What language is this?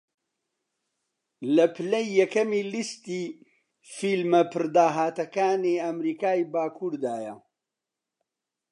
Central Kurdish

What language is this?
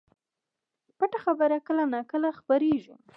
Pashto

